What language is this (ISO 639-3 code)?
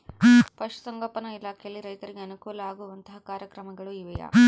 kan